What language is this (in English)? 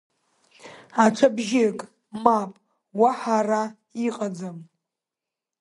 Abkhazian